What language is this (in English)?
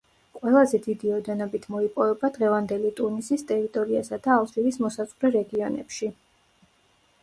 Georgian